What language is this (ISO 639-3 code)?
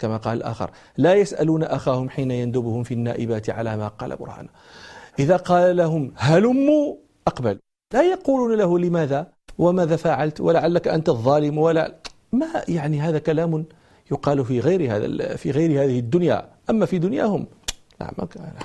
ara